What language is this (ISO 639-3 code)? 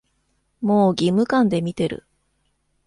jpn